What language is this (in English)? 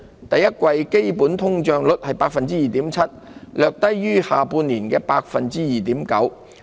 Cantonese